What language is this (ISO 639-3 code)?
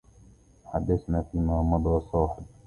ara